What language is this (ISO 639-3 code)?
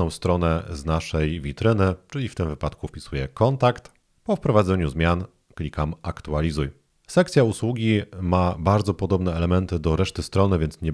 pol